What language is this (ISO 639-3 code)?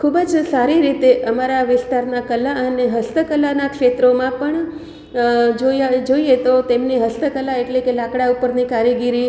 guj